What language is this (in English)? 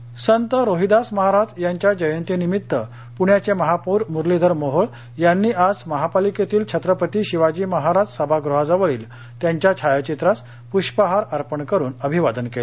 Marathi